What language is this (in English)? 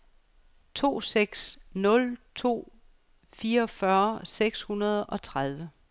Danish